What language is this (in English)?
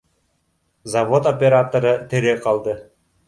Bashkir